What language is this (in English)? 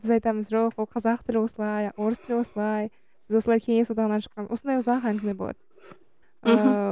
Kazakh